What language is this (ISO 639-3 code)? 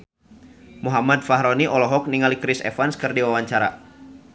sun